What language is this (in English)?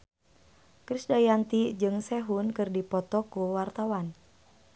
Sundanese